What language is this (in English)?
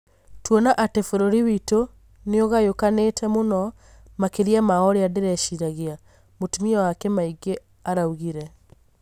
Kikuyu